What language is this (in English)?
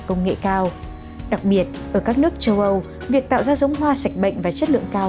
Vietnamese